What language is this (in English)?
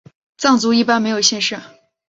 Chinese